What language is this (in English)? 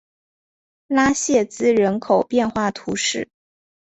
Chinese